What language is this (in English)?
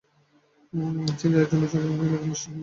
Bangla